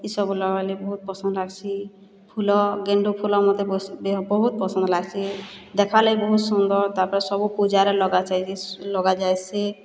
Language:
Odia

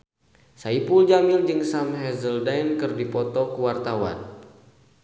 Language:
Sundanese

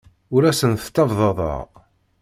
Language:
Kabyle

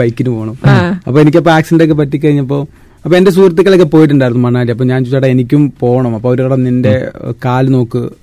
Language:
Malayalam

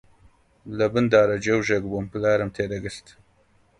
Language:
Central Kurdish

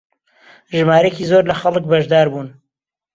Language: Central Kurdish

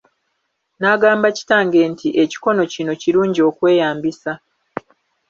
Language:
Ganda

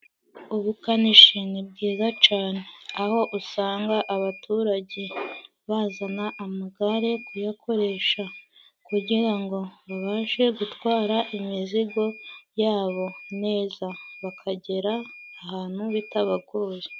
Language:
Kinyarwanda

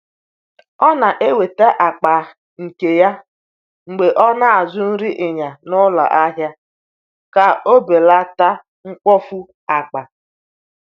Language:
Igbo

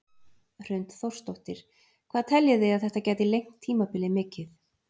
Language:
Icelandic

